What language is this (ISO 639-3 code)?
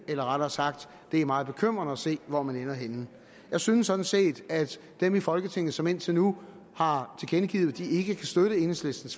dan